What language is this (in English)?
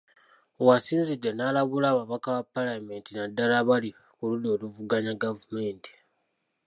Ganda